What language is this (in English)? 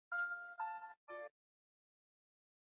Swahili